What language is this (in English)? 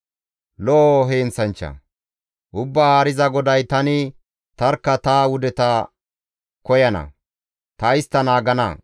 Gamo